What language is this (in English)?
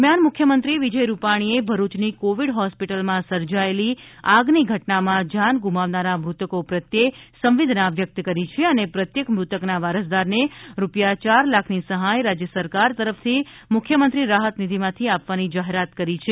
Gujarati